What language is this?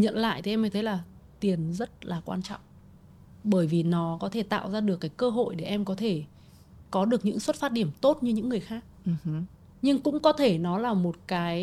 Vietnamese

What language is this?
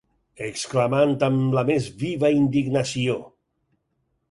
Catalan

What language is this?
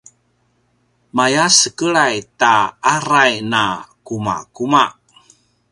Paiwan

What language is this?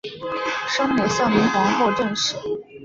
Chinese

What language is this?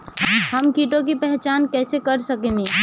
Bhojpuri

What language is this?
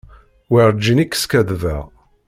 Kabyle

